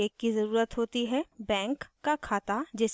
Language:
Hindi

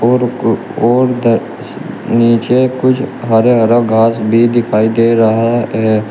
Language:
Hindi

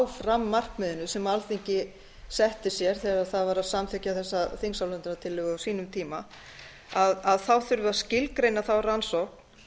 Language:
Icelandic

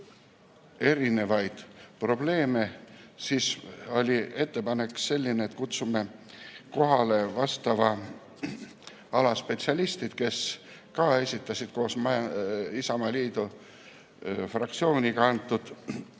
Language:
Estonian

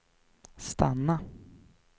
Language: Swedish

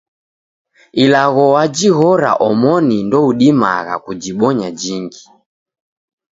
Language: Taita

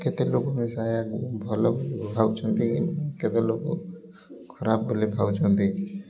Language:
Odia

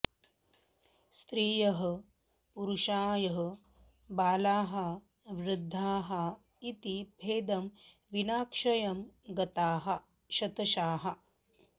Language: Sanskrit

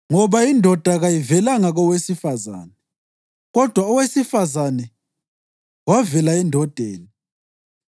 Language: North Ndebele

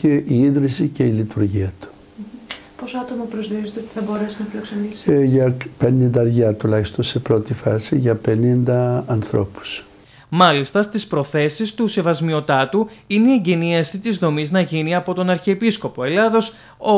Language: Greek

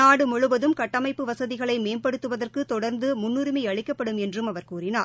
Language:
Tamil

